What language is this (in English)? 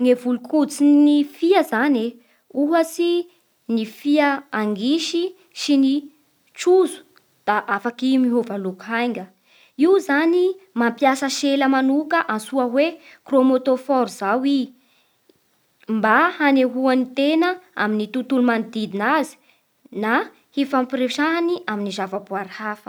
Bara Malagasy